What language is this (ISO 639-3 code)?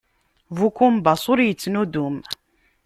kab